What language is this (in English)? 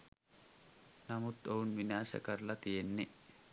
Sinhala